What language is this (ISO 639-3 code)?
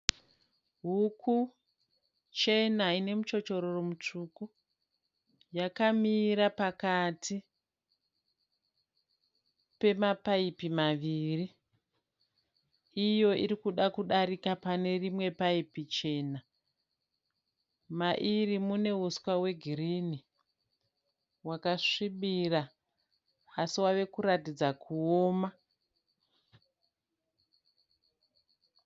sna